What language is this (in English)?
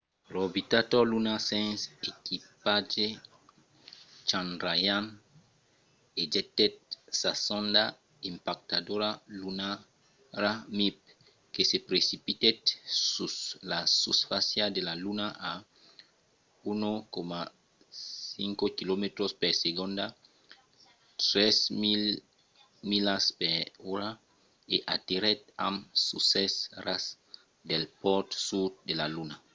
Occitan